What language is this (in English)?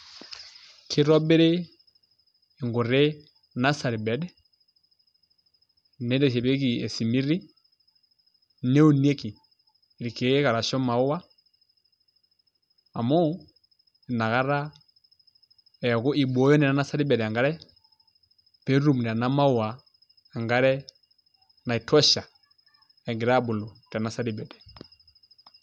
Masai